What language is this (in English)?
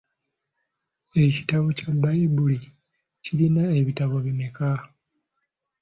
Ganda